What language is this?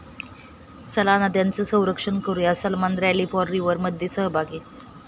Marathi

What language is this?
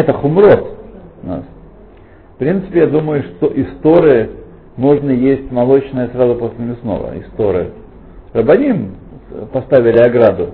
Russian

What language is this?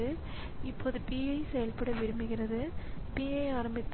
Tamil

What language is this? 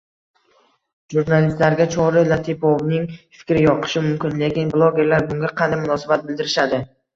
Uzbek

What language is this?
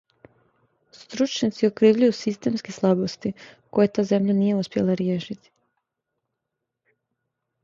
Serbian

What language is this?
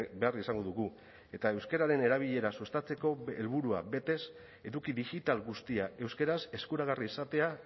Basque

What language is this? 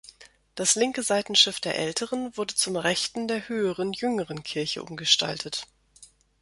German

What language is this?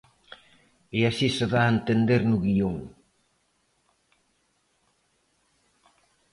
Galician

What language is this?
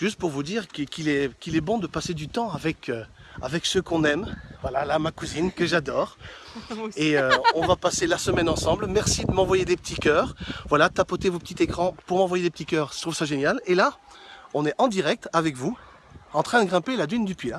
French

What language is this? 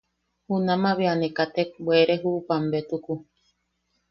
Yaqui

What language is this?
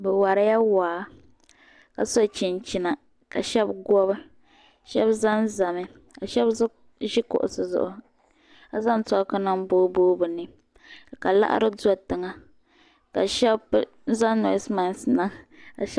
Dagbani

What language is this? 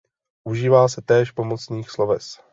Czech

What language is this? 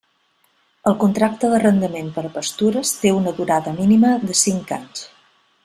Catalan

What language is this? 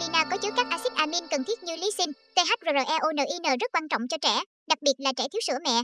Vietnamese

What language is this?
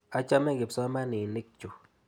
Kalenjin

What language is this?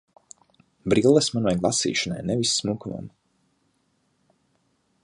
Latvian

